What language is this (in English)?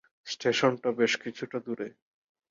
Bangla